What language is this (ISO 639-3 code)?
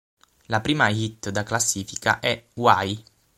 ita